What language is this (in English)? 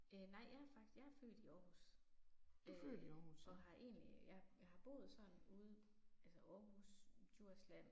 Danish